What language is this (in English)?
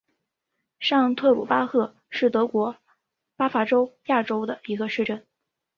Chinese